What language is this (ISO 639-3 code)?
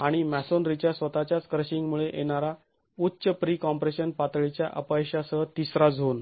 mar